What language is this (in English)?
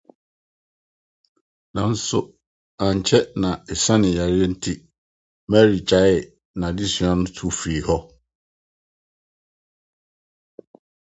Akan